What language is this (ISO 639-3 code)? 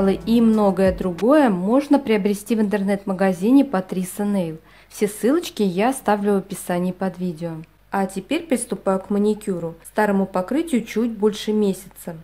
rus